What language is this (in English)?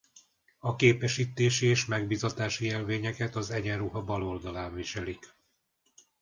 Hungarian